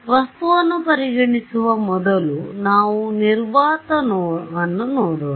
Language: Kannada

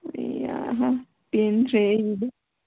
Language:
Manipuri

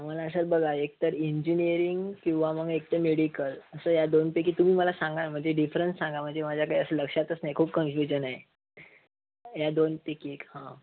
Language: Marathi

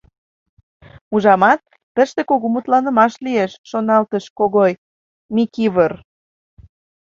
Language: Mari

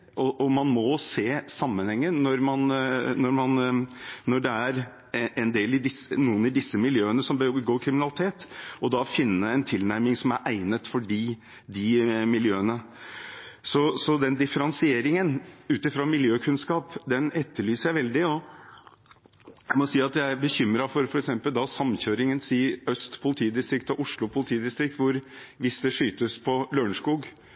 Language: Norwegian Bokmål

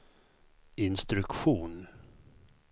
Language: Swedish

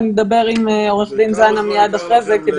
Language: Hebrew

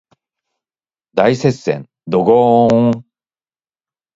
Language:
Japanese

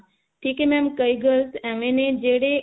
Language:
Punjabi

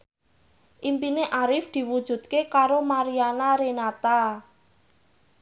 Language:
Javanese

